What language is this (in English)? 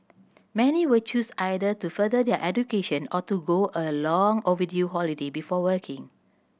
English